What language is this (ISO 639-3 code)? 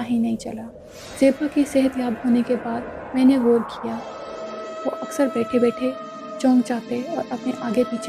urd